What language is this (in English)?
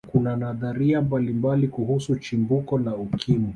Swahili